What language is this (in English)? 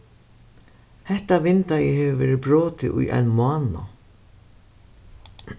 Faroese